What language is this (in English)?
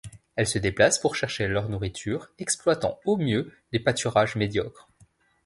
French